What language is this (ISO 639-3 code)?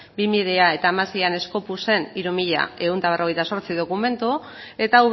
eus